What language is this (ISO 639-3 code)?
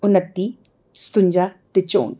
doi